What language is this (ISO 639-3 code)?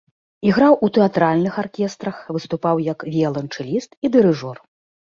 bel